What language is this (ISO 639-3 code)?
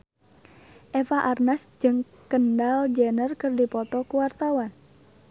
sun